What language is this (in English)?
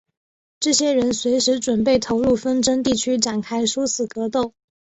Chinese